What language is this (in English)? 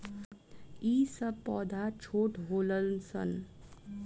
Bhojpuri